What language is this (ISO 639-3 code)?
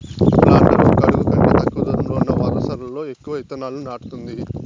tel